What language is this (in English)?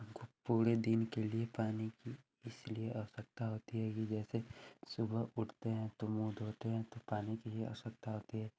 Hindi